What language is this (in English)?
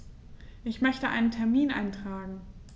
German